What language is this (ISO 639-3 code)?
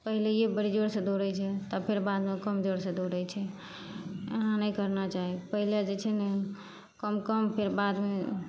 mai